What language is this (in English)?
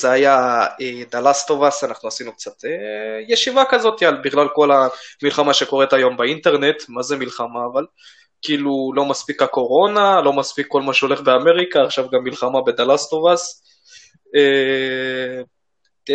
Hebrew